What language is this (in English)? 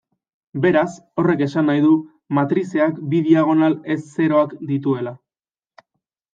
Basque